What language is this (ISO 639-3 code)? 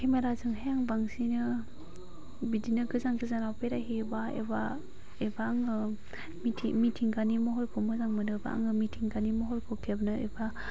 brx